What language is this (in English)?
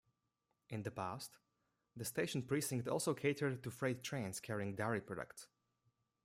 English